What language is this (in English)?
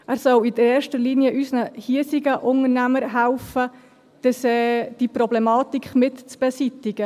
Swiss German